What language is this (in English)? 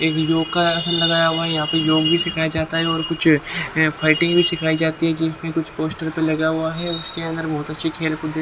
Hindi